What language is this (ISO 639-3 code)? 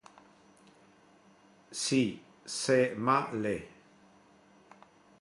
glg